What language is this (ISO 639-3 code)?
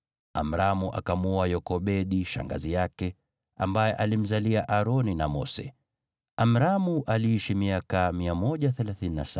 swa